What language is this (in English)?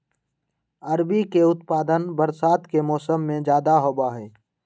Magahi